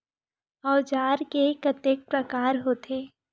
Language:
Chhattisgarhi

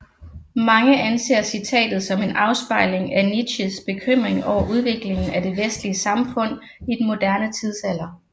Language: Danish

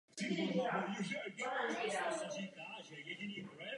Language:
Czech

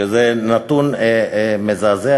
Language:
Hebrew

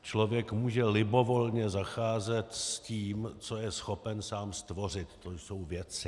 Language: Czech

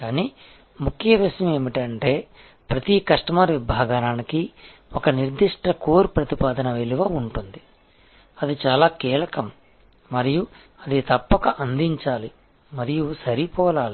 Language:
Telugu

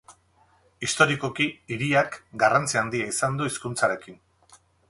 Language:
Basque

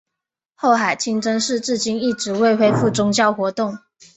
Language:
Chinese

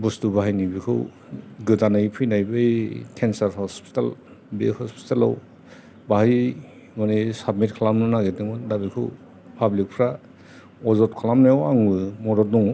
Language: Bodo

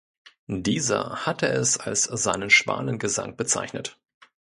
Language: German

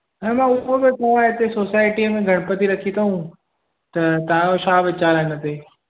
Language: Sindhi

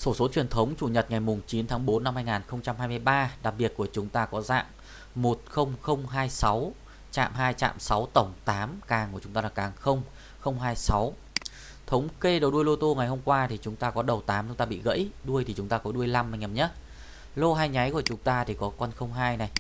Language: Vietnamese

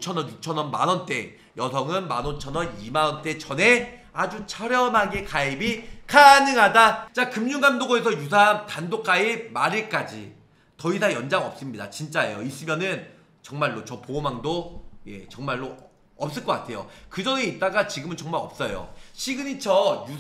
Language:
Korean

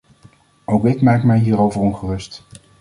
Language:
Dutch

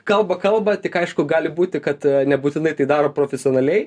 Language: Lithuanian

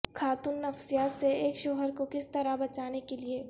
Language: Urdu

